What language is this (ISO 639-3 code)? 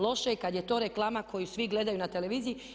hrv